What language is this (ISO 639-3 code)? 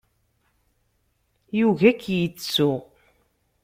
kab